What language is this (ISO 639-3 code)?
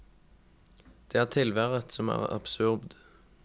nor